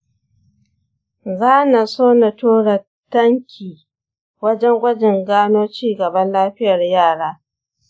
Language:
Hausa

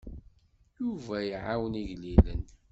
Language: Kabyle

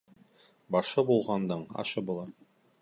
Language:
Bashkir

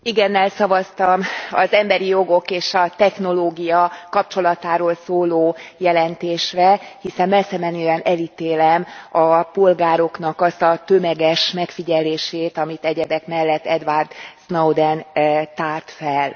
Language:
Hungarian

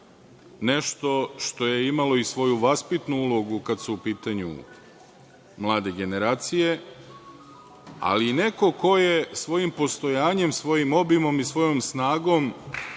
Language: Serbian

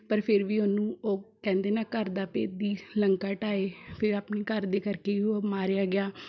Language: Punjabi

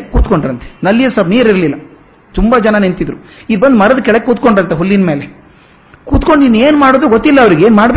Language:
Kannada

